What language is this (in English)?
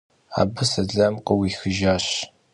Kabardian